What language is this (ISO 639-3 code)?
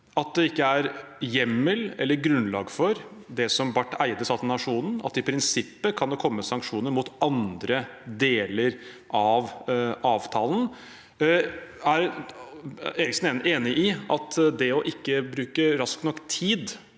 nor